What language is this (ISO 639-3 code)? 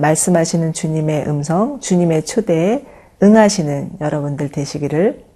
kor